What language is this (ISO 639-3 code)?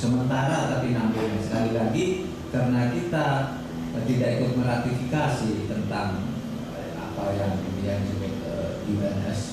ind